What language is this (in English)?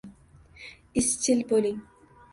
Uzbek